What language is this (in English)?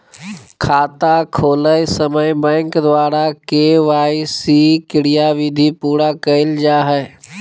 Magahi